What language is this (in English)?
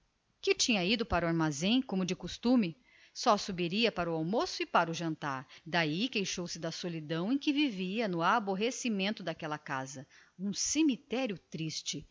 Portuguese